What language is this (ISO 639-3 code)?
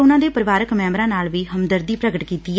pan